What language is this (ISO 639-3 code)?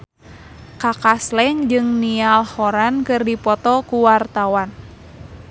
sun